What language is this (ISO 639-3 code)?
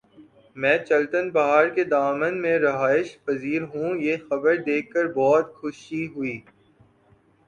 urd